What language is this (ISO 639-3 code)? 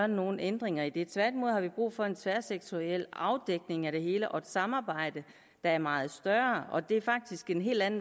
dan